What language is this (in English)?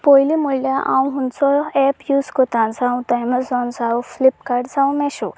Konkani